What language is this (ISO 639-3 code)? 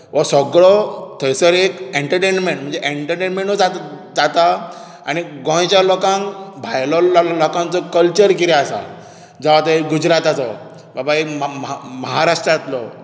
kok